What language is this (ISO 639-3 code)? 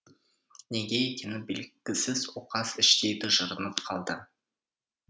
kaz